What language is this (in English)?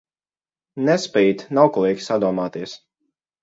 Latvian